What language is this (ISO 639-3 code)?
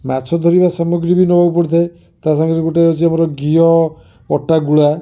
ori